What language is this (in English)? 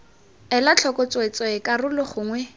Tswana